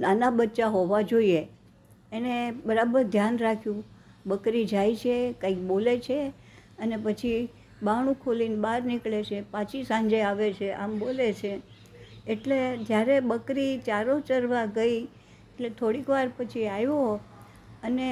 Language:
Gujarati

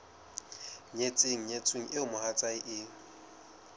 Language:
Southern Sotho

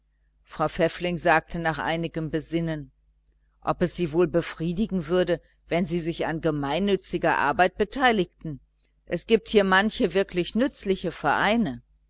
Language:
German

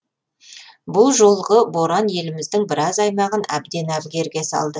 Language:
Kazakh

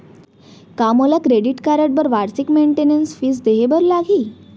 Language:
Chhattisgarhi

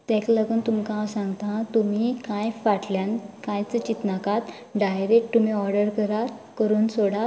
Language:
Konkani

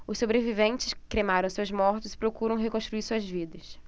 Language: Portuguese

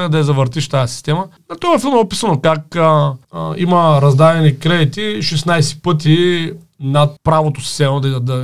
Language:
Bulgarian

